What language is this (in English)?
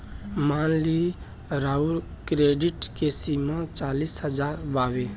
Bhojpuri